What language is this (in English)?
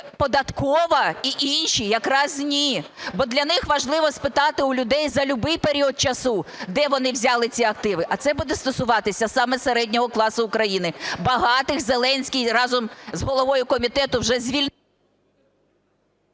Ukrainian